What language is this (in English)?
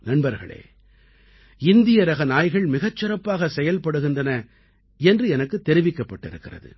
Tamil